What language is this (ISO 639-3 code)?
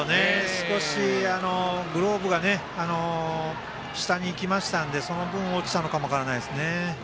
jpn